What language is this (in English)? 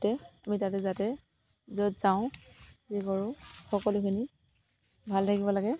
Assamese